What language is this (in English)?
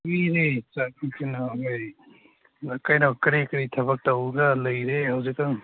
Manipuri